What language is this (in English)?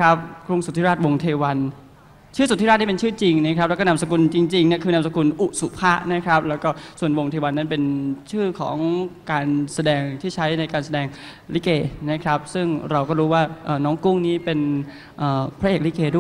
Thai